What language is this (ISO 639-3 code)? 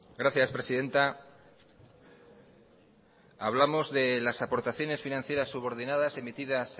spa